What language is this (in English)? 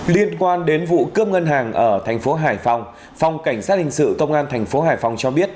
Vietnamese